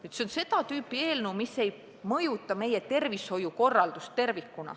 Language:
Estonian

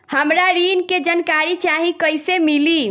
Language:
Bhojpuri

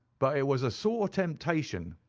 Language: English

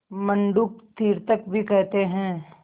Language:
Hindi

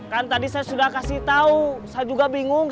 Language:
Indonesian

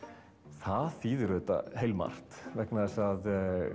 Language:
Icelandic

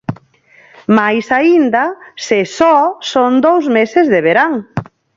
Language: Galician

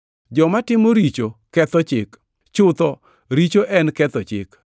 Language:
Luo (Kenya and Tanzania)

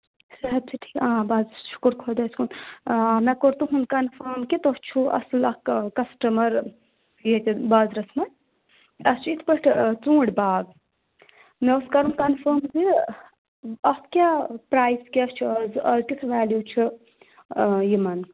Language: Kashmiri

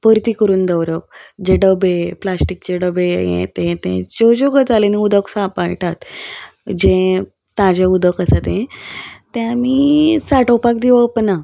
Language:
Konkani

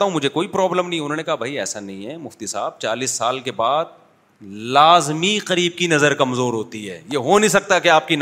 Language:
Urdu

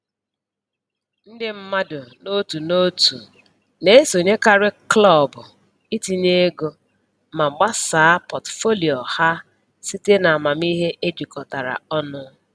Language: Igbo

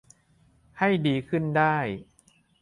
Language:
Thai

